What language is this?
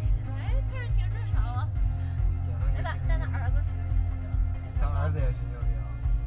Chinese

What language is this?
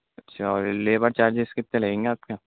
Urdu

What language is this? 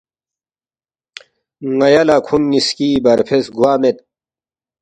Balti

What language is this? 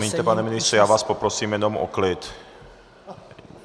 Czech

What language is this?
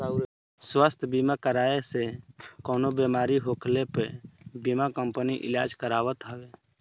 Bhojpuri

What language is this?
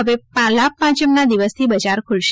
Gujarati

